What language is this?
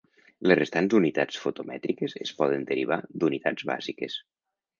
Catalan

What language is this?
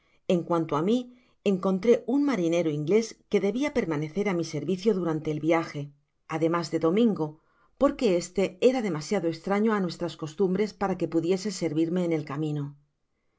Spanish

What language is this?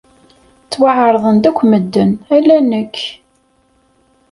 Kabyle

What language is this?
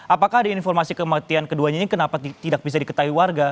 Indonesian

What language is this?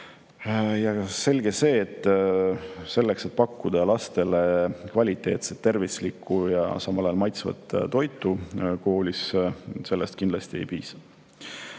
Estonian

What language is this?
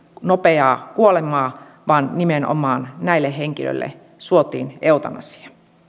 Finnish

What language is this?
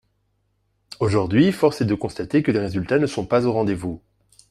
French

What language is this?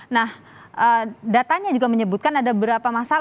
Indonesian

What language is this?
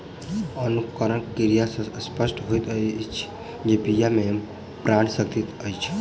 Maithili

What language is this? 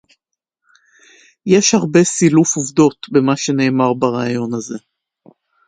Hebrew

